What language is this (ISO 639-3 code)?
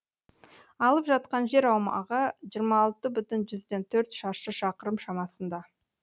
kaz